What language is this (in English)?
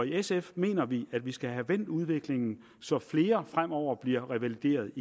Danish